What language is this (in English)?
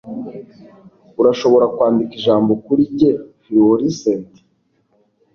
Kinyarwanda